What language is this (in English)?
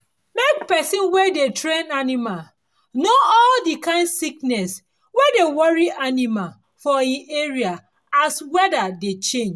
Nigerian Pidgin